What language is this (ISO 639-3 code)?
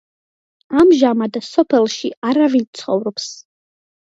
kat